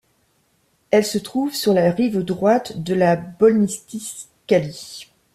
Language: French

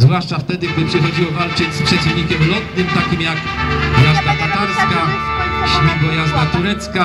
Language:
Polish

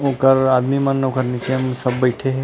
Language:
Chhattisgarhi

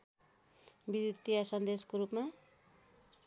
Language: Nepali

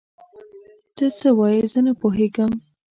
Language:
Pashto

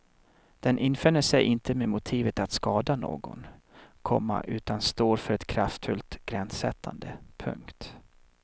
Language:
Swedish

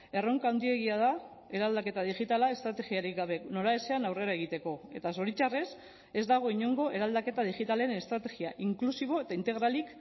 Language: Basque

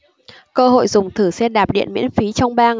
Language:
Vietnamese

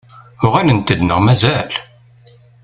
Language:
Kabyle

